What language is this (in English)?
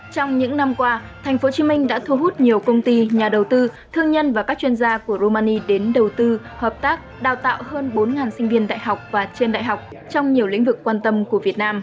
Vietnamese